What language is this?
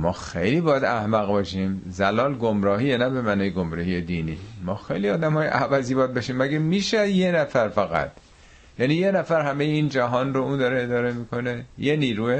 Persian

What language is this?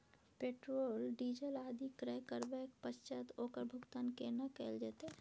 Maithili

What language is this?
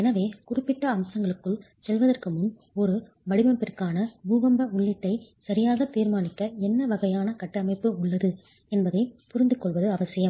Tamil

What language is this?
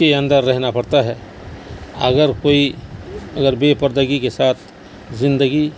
Urdu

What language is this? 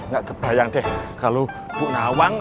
Indonesian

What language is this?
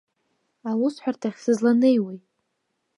Abkhazian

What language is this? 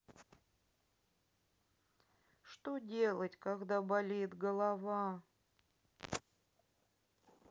Russian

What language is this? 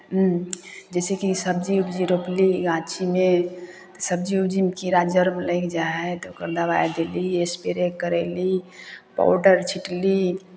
Maithili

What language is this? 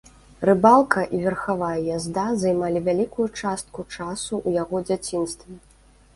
Belarusian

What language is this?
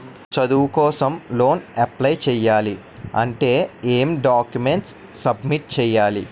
Telugu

